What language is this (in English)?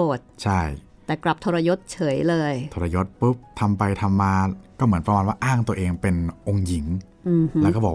Thai